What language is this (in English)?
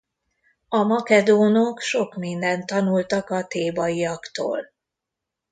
Hungarian